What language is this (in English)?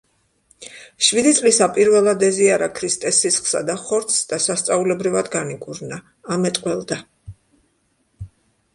Georgian